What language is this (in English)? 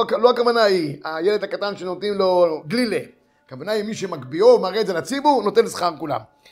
Hebrew